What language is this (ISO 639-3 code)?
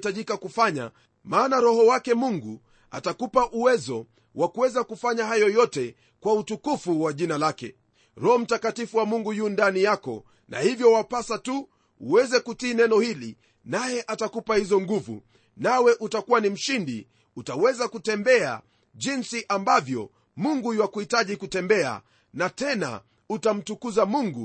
swa